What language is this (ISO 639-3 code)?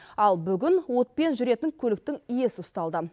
kaz